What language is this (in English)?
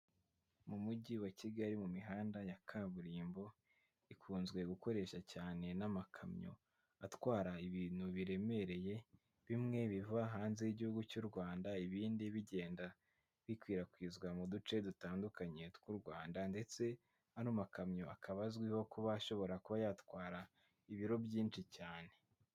Kinyarwanda